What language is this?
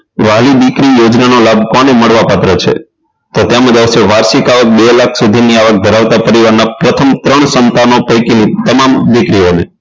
Gujarati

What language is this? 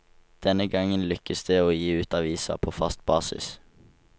Norwegian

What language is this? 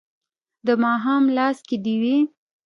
Pashto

